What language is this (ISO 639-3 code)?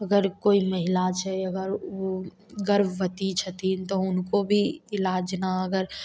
mai